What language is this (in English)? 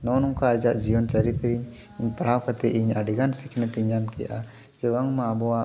Santali